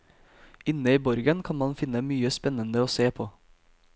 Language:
Norwegian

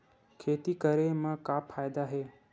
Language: Chhattisgarhi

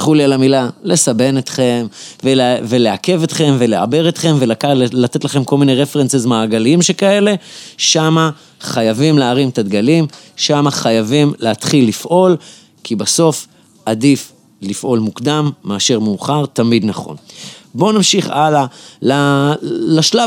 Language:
Hebrew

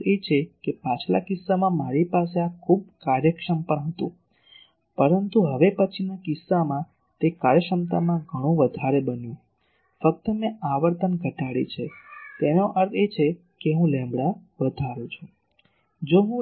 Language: Gujarati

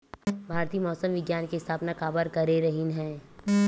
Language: Chhattisgarhi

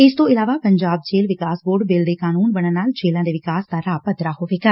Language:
Punjabi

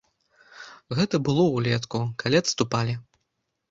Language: Belarusian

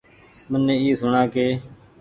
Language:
Goaria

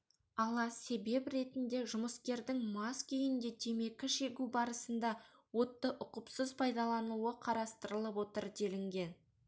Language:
Kazakh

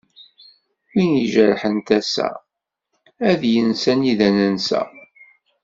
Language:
Kabyle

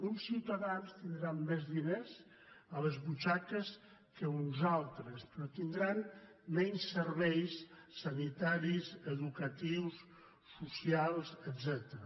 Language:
Catalan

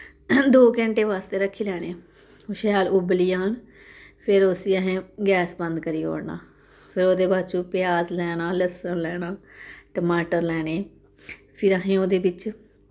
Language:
Dogri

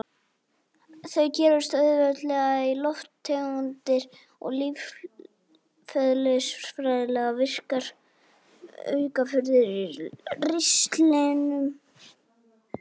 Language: Icelandic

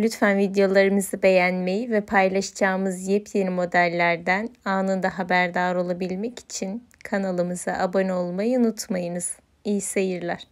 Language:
Turkish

